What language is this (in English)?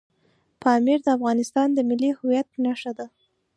Pashto